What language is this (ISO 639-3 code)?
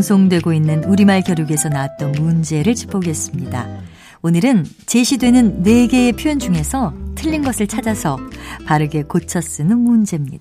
kor